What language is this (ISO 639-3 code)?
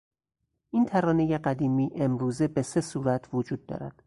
fas